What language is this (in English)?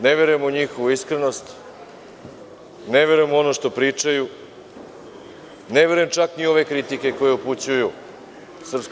Serbian